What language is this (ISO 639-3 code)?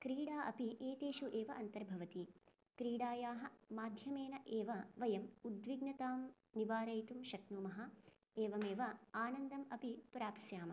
san